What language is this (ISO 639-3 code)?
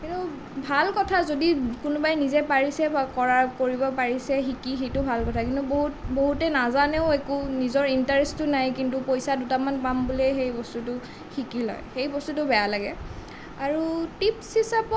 asm